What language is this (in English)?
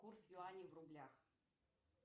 Russian